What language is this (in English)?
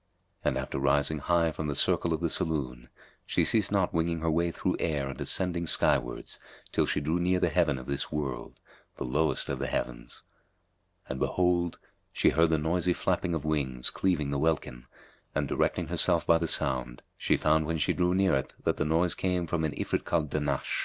English